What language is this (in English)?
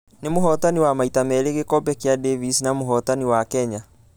Kikuyu